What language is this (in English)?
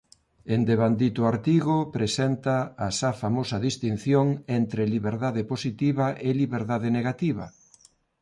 Galician